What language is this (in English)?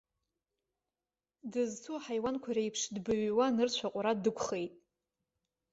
Abkhazian